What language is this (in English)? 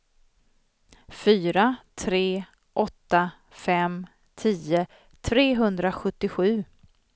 Swedish